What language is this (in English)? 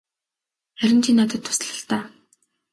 Mongolian